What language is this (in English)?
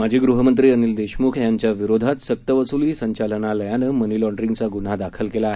Marathi